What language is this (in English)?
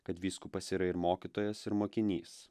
Lithuanian